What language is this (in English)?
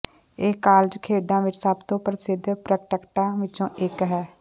Punjabi